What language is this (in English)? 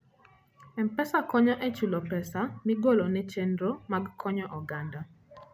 Luo (Kenya and Tanzania)